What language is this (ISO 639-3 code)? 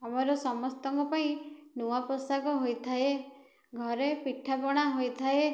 ori